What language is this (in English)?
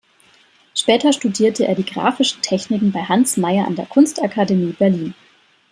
German